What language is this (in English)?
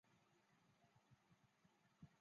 Chinese